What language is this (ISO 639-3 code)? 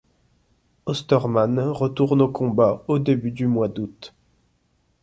fra